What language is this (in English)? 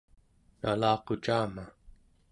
Central Yupik